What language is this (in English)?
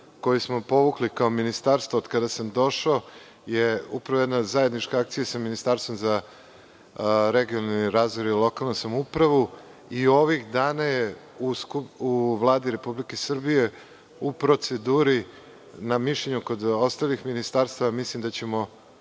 Serbian